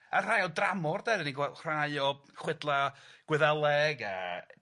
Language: Welsh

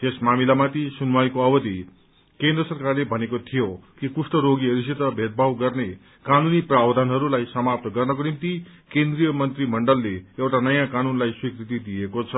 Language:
Nepali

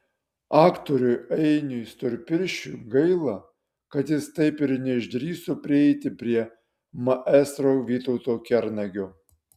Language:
Lithuanian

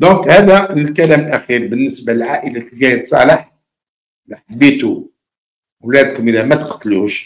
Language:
Arabic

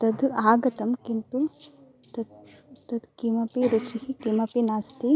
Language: Sanskrit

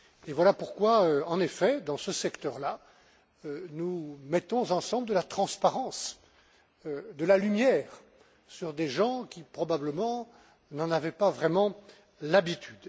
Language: French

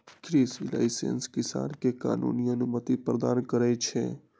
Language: Magahi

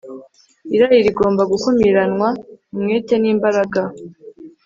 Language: Kinyarwanda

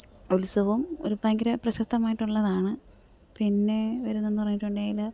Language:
Malayalam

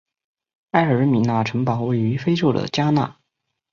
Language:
Chinese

